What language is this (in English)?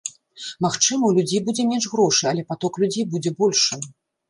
Belarusian